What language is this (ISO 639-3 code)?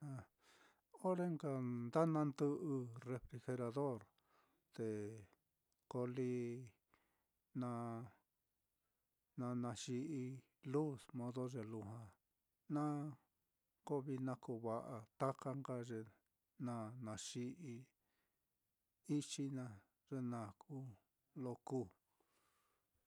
vmm